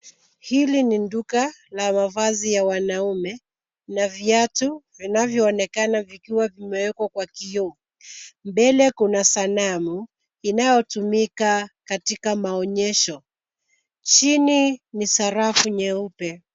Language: Swahili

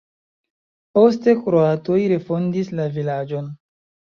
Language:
Esperanto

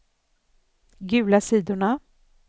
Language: Swedish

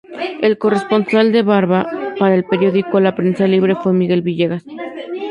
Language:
Spanish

